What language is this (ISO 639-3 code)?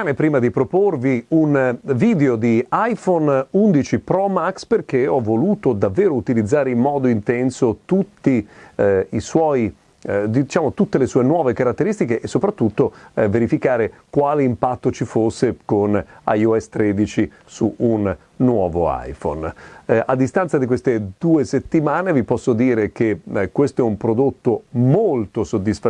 ita